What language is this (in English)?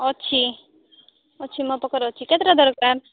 Odia